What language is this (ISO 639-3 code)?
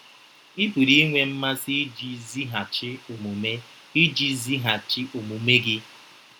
ibo